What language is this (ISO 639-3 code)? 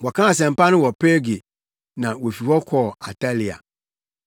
aka